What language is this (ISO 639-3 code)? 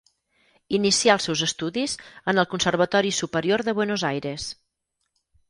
cat